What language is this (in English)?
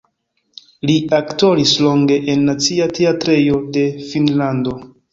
Esperanto